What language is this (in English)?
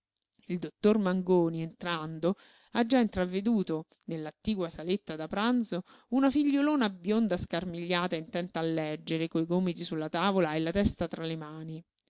Italian